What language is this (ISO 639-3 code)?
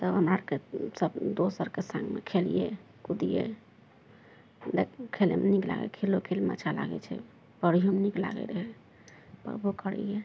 mai